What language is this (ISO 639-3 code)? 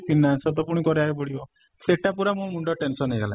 ori